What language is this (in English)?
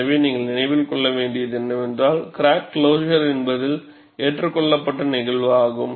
Tamil